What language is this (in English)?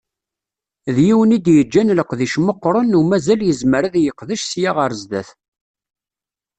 Kabyle